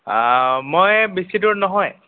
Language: Assamese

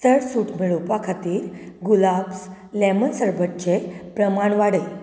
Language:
Konkani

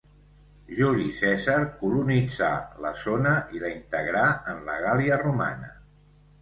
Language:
Catalan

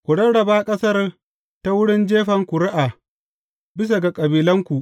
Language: Hausa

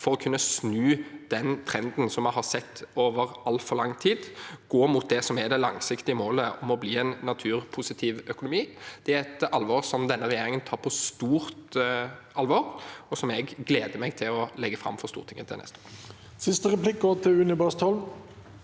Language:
Norwegian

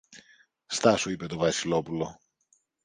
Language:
Greek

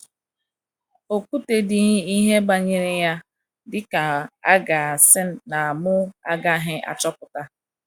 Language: Igbo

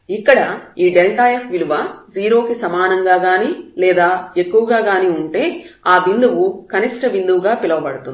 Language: Telugu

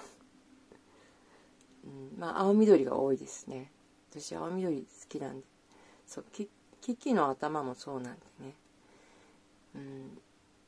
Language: Japanese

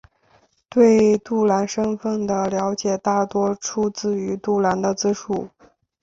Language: Chinese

